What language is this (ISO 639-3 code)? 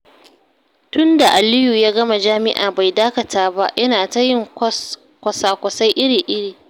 hau